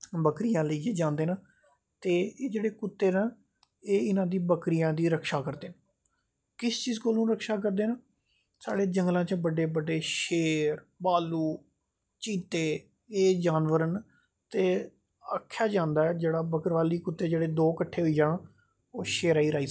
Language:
Dogri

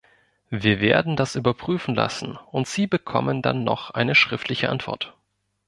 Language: German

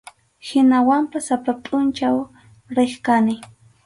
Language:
Arequipa-La Unión Quechua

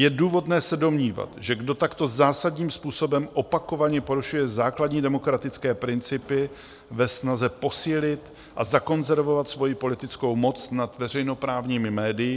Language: Czech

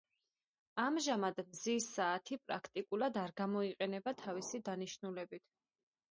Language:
Georgian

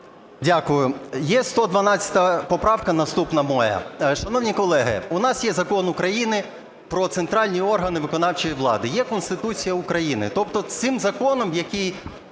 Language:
Ukrainian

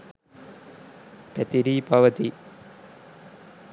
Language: Sinhala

